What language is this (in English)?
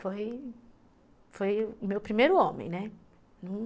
Portuguese